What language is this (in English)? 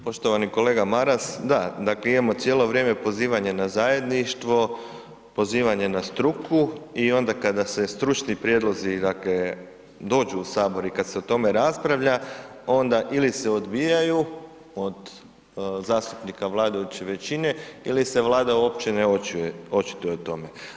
Croatian